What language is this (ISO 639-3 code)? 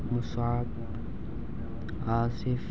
urd